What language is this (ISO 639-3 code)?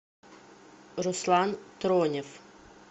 rus